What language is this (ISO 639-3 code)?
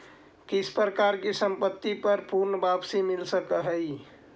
mag